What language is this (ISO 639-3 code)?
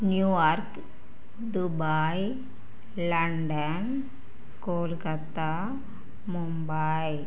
tel